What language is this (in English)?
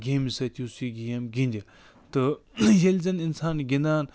Kashmiri